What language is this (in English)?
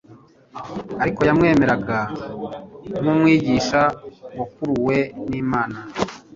Kinyarwanda